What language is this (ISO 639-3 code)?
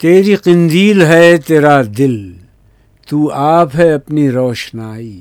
urd